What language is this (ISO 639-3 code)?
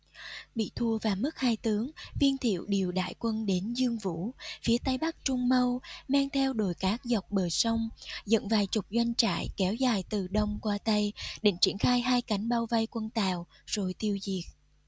vie